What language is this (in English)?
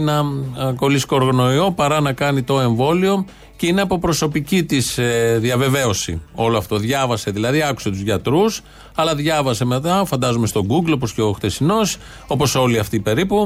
Greek